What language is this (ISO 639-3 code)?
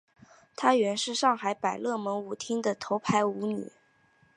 zho